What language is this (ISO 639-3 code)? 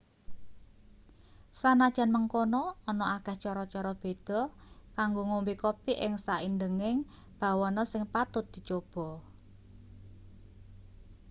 jav